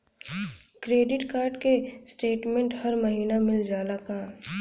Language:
Bhojpuri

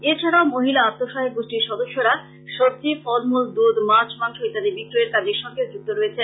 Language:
Bangla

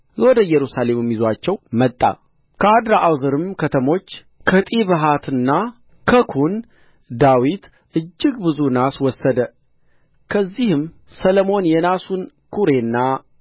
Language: Amharic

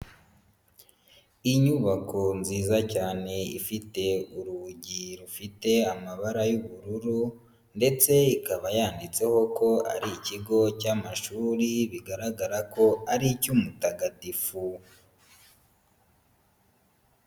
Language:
Kinyarwanda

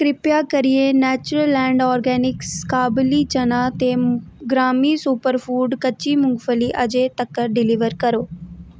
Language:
Dogri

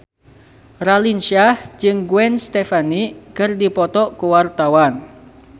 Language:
Sundanese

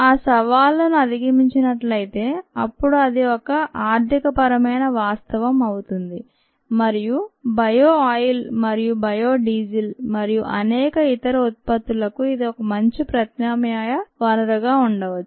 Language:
Telugu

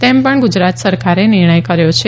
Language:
Gujarati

